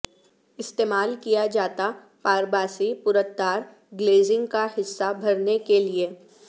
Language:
Urdu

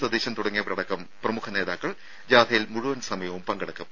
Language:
Malayalam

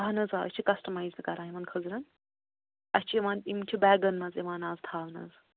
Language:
Kashmiri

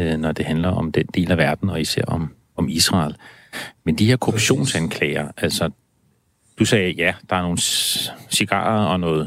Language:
Danish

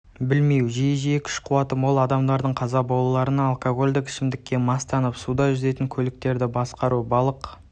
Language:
Kazakh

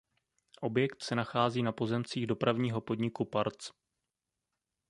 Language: Czech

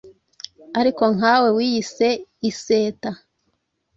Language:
Kinyarwanda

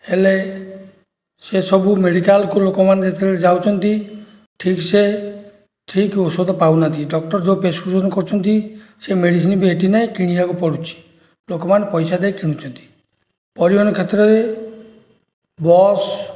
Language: Odia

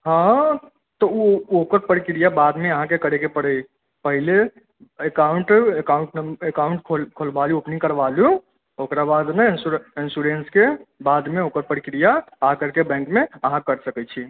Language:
Maithili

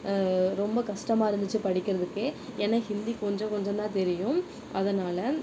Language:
Tamil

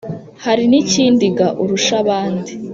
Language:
Kinyarwanda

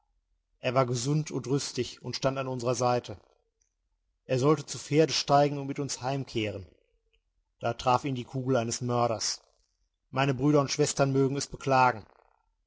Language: German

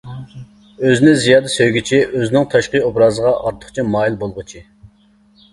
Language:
Uyghur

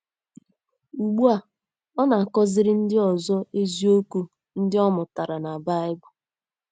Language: Igbo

